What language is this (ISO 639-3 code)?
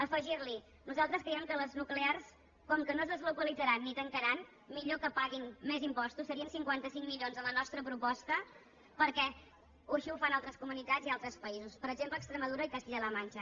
cat